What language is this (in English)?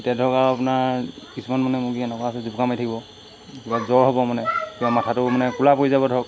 Assamese